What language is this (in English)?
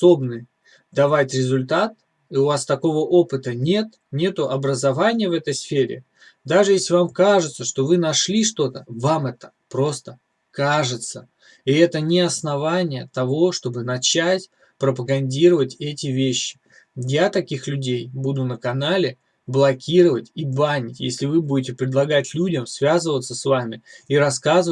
Russian